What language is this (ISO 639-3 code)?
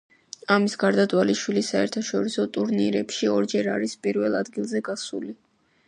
kat